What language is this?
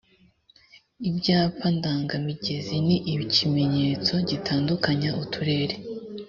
Kinyarwanda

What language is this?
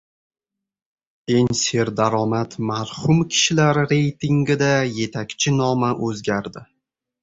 Uzbek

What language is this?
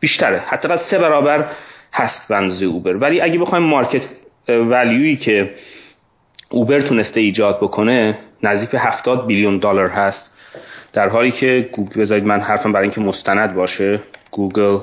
Persian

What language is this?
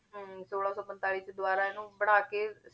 Punjabi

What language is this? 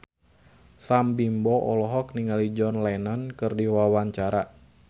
Sundanese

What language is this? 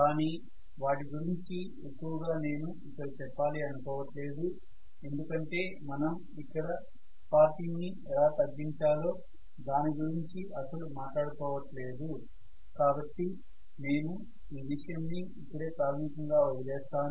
Telugu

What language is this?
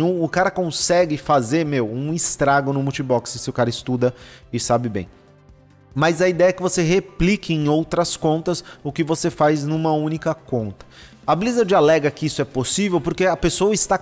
Portuguese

